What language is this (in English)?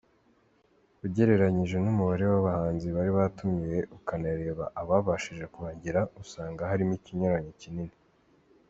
Kinyarwanda